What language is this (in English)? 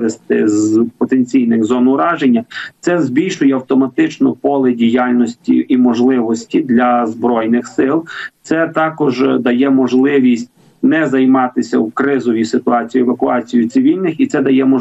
Ukrainian